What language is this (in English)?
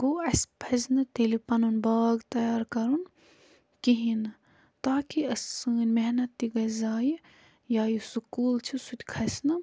Kashmiri